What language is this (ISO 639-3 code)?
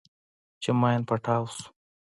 pus